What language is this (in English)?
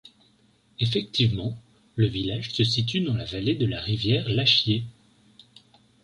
French